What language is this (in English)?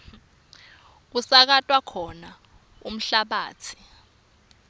Swati